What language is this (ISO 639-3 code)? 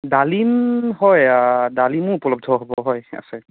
asm